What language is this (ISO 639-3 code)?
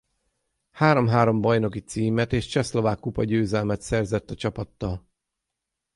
hun